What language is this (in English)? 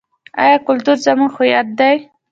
Pashto